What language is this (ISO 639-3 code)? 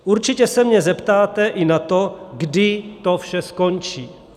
ces